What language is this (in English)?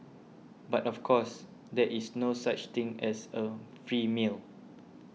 English